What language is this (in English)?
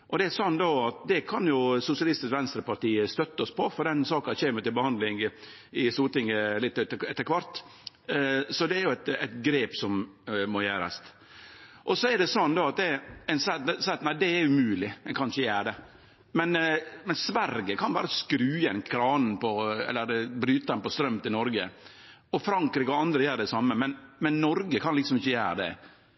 Norwegian Nynorsk